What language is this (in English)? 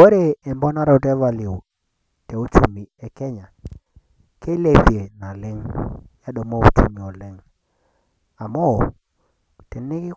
Masai